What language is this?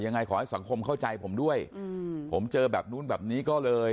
Thai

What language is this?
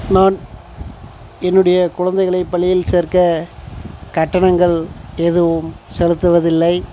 Tamil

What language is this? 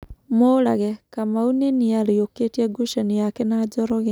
Kikuyu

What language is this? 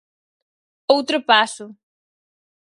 Galician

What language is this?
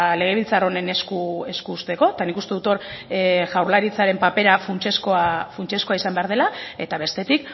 Basque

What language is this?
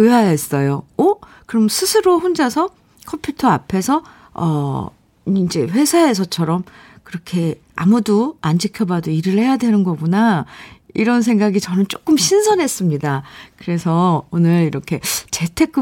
Korean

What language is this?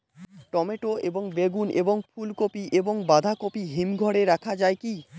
Bangla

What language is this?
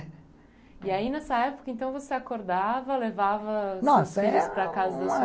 Portuguese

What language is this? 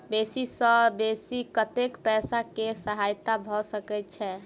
Maithili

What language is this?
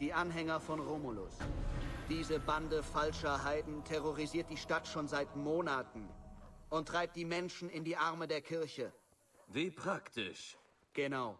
German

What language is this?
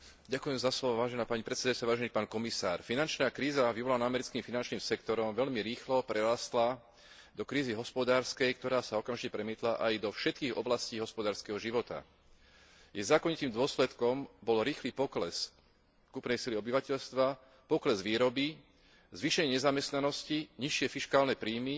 Slovak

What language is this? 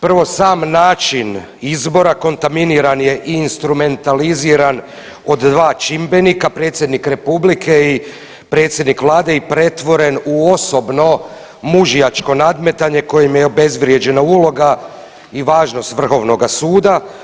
Croatian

